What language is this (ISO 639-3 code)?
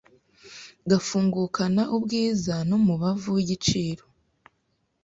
kin